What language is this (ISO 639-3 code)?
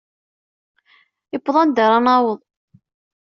kab